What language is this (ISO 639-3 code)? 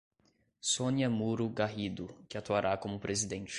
por